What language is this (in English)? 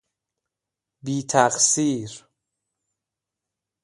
Persian